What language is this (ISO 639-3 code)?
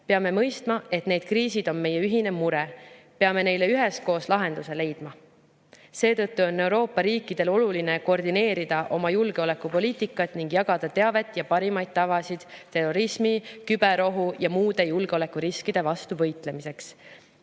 est